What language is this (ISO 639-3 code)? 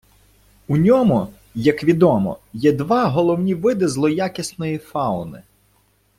ukr